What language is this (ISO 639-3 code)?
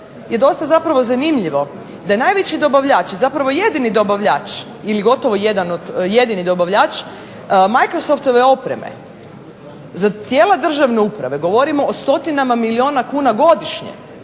hrv